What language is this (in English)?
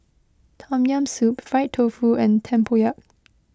English